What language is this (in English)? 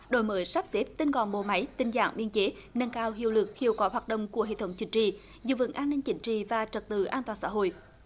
Vietnamese